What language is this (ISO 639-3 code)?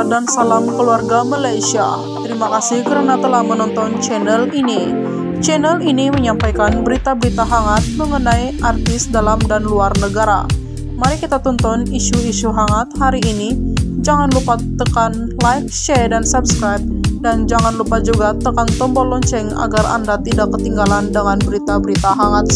ind